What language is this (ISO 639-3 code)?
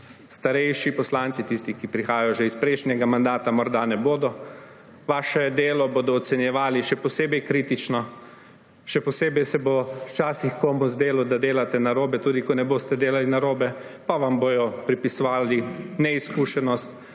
slv